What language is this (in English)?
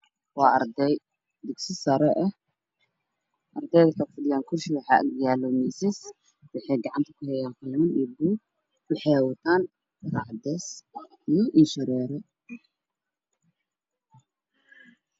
Somali